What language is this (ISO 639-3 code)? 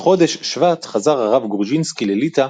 heb